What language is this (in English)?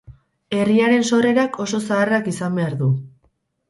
Basque